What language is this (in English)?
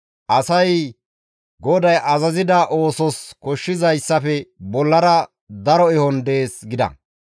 Gamo